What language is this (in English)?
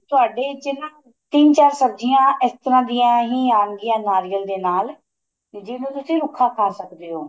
Punjabi